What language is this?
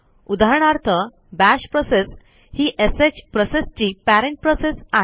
Marathi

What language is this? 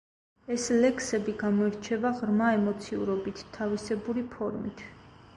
Georgian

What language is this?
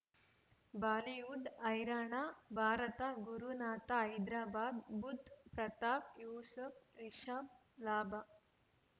Kannada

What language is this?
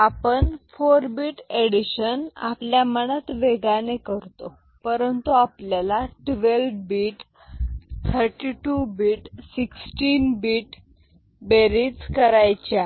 Marathi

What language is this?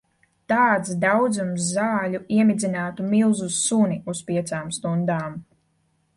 Latvian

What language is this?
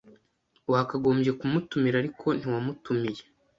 Kinyarwanda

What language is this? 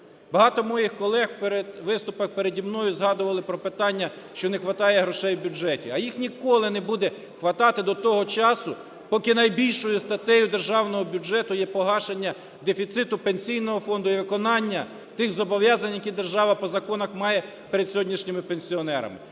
Ukrainian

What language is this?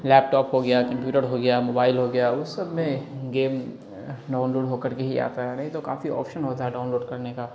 Urdu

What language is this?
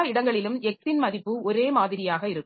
Tamil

